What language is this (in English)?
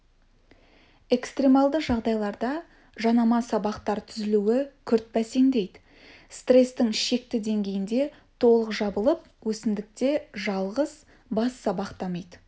Kazakh